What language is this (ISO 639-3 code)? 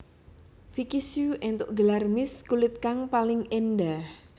jav